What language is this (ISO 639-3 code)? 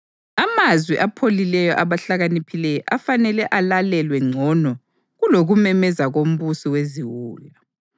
nde